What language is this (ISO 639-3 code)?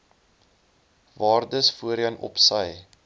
afr